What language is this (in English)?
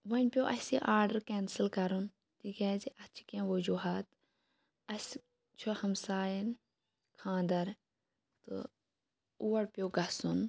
Kashmiri